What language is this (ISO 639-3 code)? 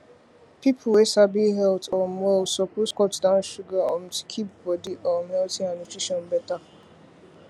pcm